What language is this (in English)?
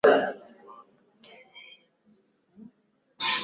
Swahili